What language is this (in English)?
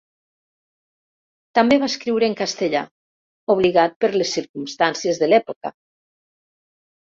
Catalan